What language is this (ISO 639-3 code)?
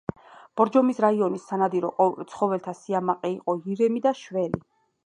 kat